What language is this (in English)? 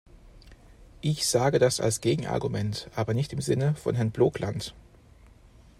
German